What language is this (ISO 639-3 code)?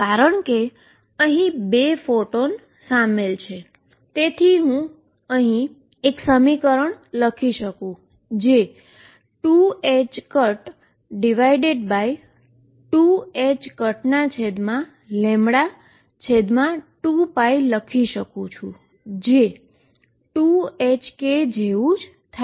guj